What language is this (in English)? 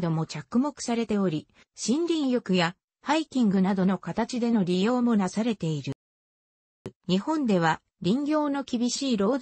Japanese